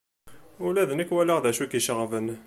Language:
Kabyle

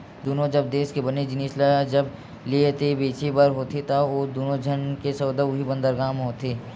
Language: Chhattisgarhi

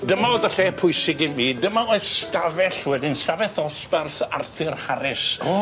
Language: Welsh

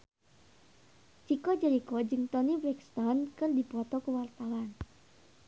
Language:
Sundanese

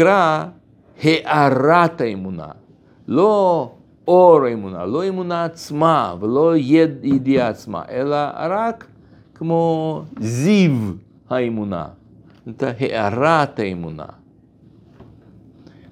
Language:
Hebrew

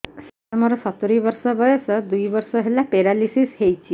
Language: Odia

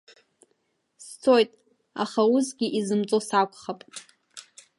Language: Abkhazian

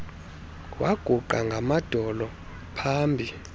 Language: Xhosa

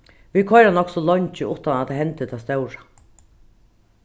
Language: Faroese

